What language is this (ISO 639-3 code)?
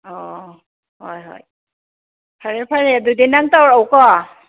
mni